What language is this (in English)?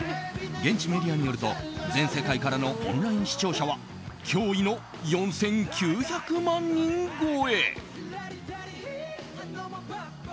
Japanese